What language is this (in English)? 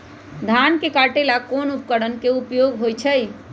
Magahi